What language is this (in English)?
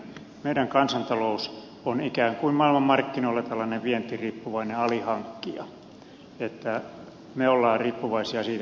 Finnish